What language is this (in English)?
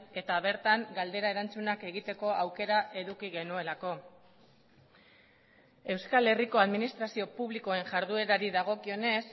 Basque